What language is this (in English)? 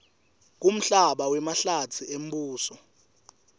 Swati